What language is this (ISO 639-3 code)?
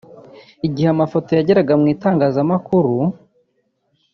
kin